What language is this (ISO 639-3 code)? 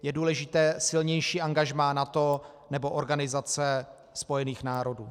ces